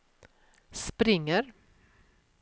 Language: Swedish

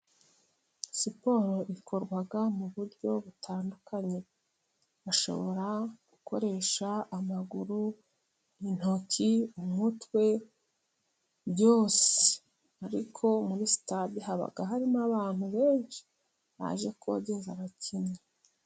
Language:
Kinyarwanda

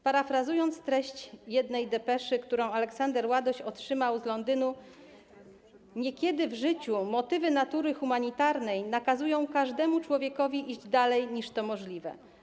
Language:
Polish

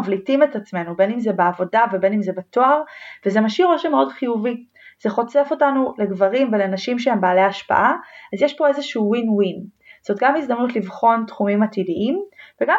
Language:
Hebrew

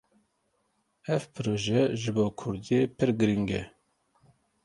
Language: Kurdish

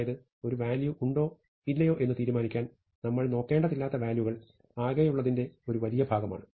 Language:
Malayalam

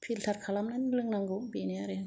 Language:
Bodo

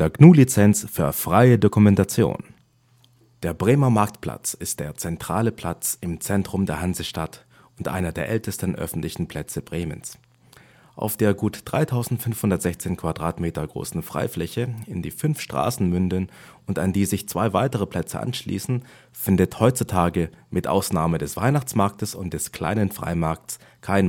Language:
German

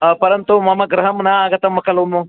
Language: Sanskrit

